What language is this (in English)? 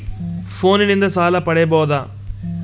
Kannada